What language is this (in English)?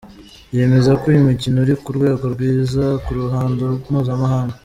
Kinyarwanda